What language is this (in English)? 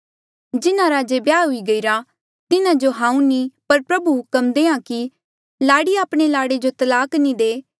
Mandeali